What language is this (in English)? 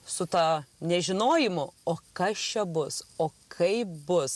Lithuanian